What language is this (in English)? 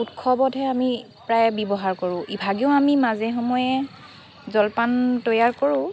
Assamese